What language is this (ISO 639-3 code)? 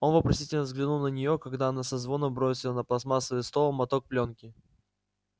rus